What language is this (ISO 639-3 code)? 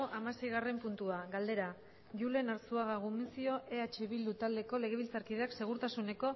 eus